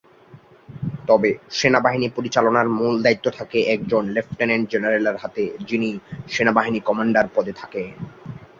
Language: Bangla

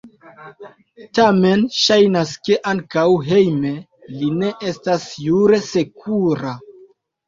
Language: Esperanto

